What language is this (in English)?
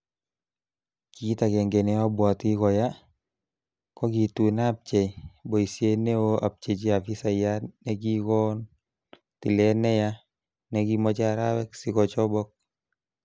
Kalenjin